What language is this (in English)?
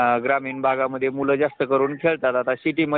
Marathi